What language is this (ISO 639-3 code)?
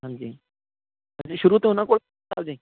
pan